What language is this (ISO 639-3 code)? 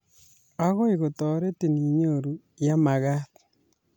kln